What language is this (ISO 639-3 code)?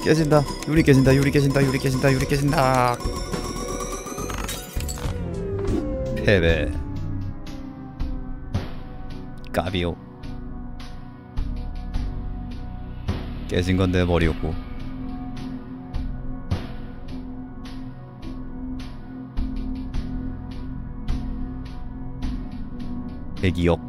kor